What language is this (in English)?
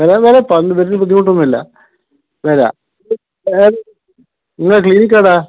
Malayalam